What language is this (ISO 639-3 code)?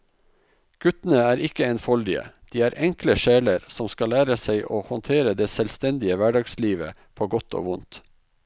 nor